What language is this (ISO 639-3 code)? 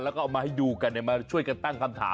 tha